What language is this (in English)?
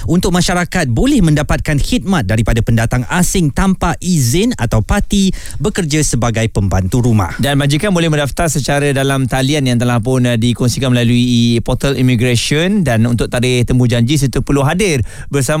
Malay